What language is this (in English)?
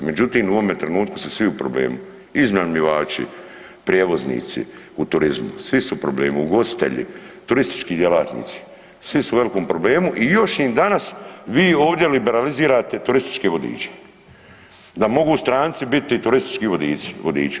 Croatian